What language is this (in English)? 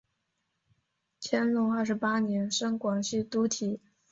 Chinese